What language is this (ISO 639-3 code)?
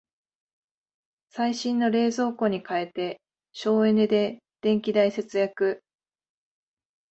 jpn